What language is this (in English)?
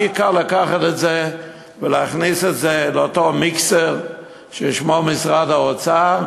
Hebrew